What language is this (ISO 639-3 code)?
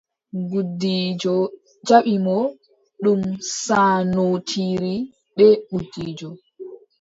fub